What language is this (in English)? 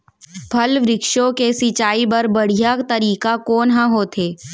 Chhattisgarhi